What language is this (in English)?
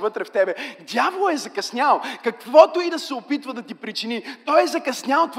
Bulgarian